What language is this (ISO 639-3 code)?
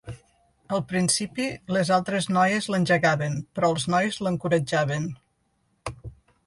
cat